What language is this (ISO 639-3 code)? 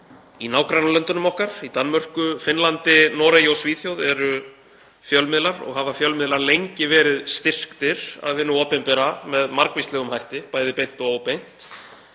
isl